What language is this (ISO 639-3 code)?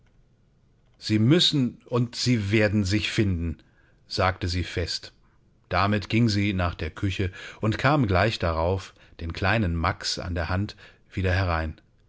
deu